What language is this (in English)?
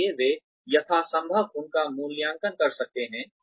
Hindi